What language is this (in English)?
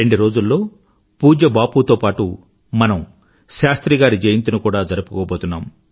Telugu